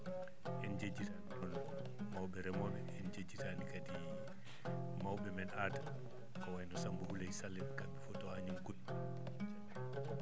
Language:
Fula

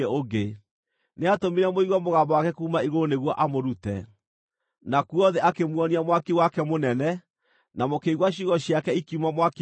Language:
Kikuyu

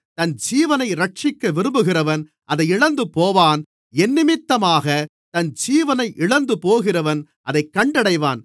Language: Tamil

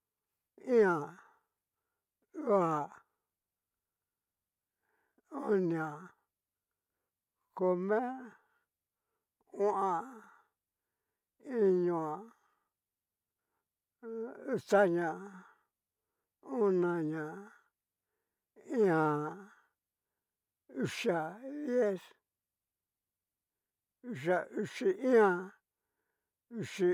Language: Cacaloxtepec Mixtec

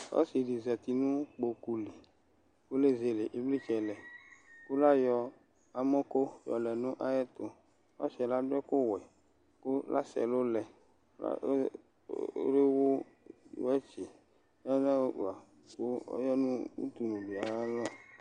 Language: Ikposo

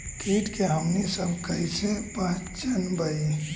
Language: Magahi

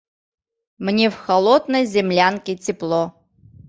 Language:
Mari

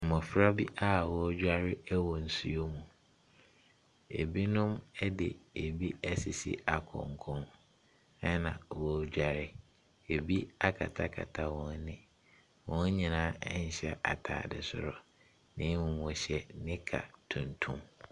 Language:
Akan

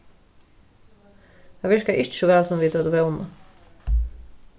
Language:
Faroese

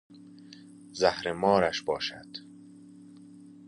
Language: Persian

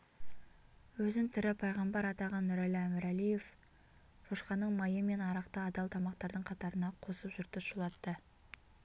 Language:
Kazakh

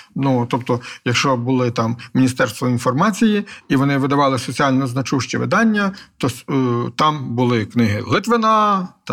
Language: Ukrainian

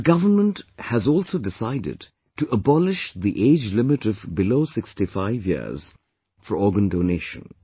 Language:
English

